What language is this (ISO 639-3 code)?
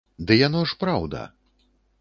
bel